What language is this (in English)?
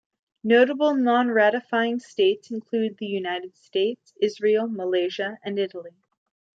English